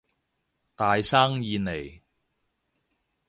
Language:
Cantonese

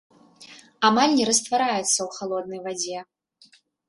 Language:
Belarusian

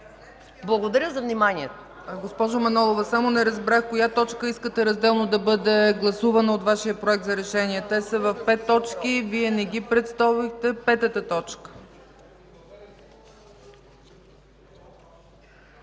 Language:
Bulgarian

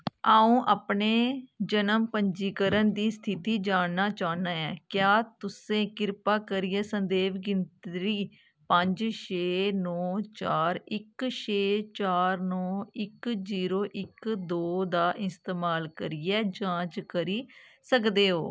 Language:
Dogri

